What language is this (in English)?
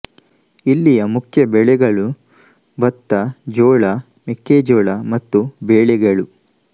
Kannada